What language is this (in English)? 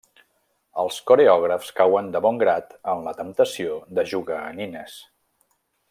Catalan